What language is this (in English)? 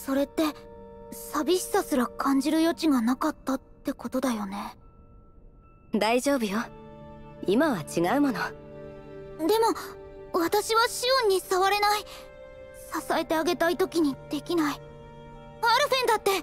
Japanese